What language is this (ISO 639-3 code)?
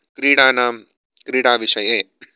san